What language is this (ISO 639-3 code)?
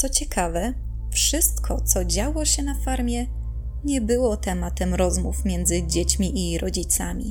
pol